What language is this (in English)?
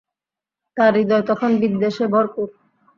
Bangla